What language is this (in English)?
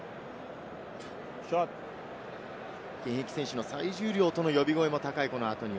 Japanese